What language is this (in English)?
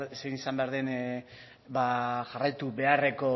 Basque